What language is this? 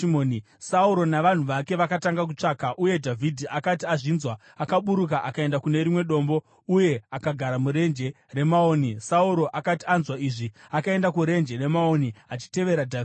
Shona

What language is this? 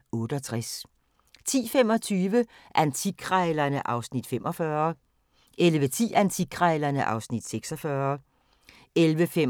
Danish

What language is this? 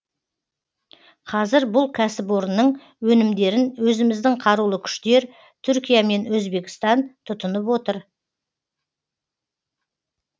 Kazakh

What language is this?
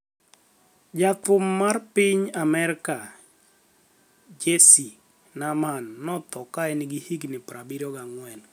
Luo (Kenya and Tanzania)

